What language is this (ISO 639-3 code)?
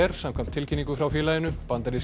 isl